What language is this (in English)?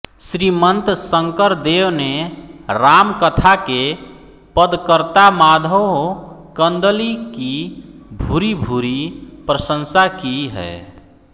Hindi